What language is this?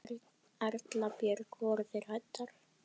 Icelandic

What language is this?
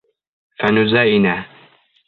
Bashkir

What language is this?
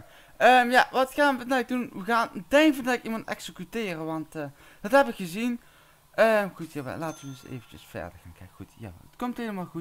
Dutch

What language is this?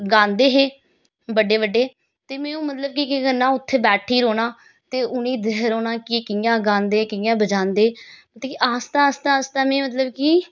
Dogri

